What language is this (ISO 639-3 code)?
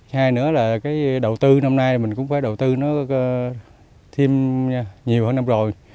vie